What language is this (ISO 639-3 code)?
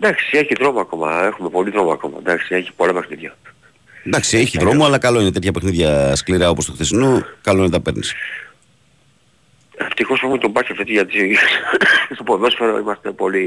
ell